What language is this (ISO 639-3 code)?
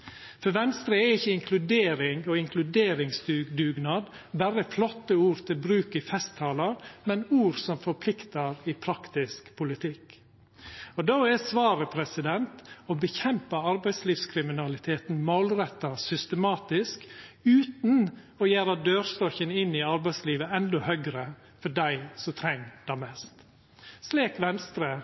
nno